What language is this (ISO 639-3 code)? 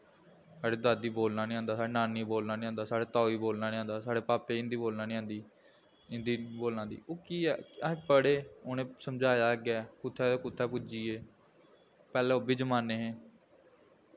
doi